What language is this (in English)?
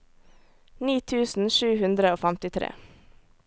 Norwegian